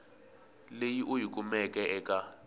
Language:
Tsonga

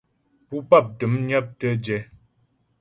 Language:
Ghomala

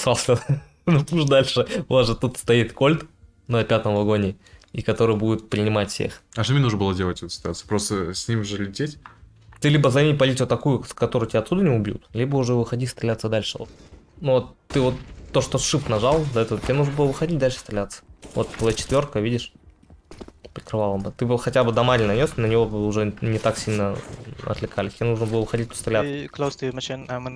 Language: Russian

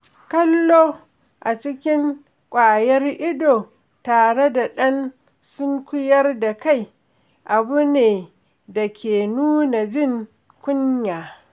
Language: Hausa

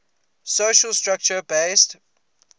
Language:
English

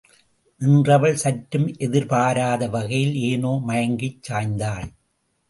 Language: Tamil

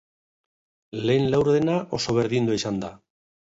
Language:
Basque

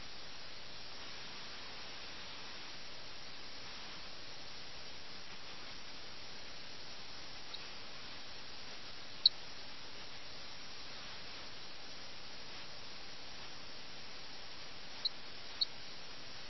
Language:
Malayalam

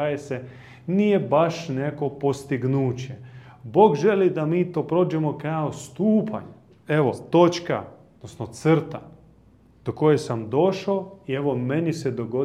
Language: Croatian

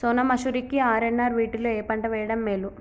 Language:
Telugu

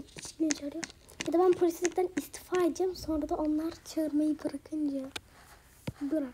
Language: Turkish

